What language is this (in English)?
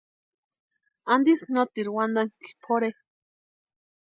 Western Highland Purepecha